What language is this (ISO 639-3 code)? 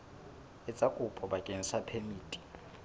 sot